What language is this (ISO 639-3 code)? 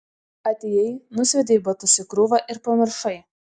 lit